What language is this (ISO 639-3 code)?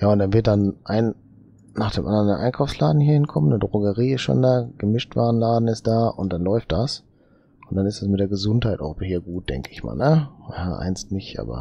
deu